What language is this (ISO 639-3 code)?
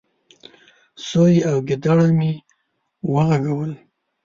pus